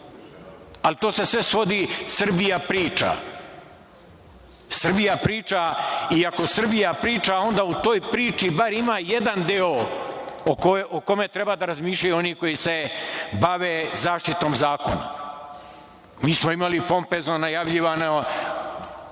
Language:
Serbian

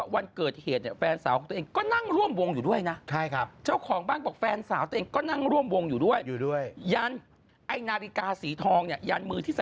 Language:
Thai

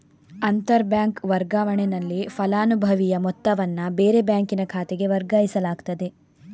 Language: Kannada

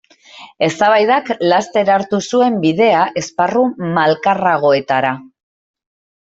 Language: Basque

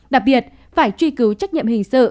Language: Vietnamese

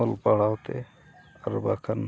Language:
Santali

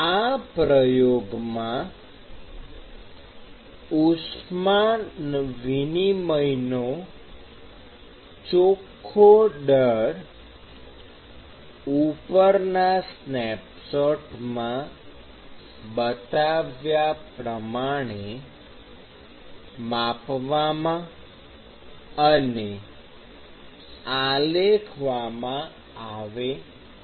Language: Gujarati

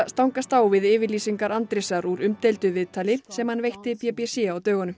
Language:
Icelandic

